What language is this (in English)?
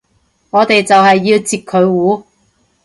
Cantonese